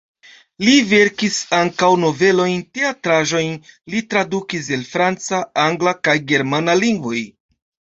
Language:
Esperanto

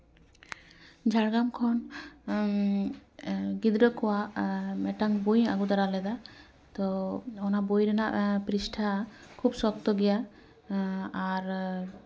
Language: Santali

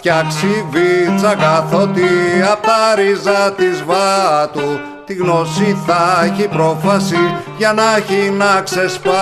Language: Greek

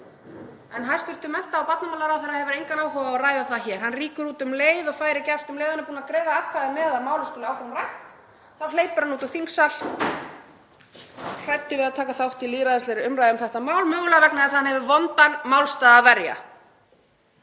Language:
Icelandic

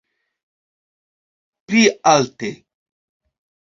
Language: Esperanto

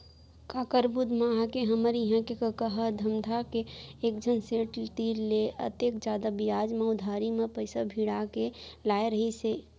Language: Chhattisgarhi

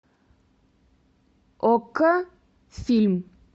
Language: Russian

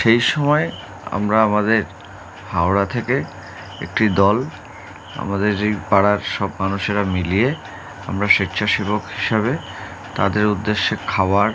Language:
Bangla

